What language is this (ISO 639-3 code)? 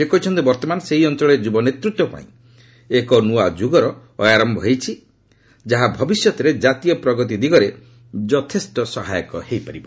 ori